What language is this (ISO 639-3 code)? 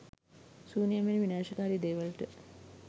sin